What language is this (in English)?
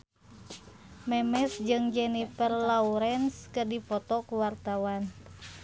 Sundanese